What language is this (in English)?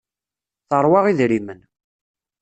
Kabyle